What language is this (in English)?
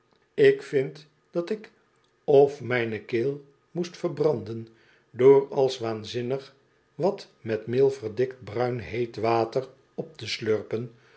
Dutch